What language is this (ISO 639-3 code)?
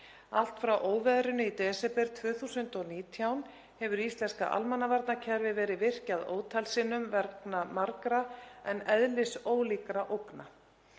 isl